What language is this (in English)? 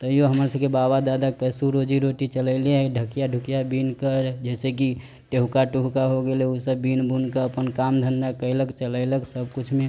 Maithili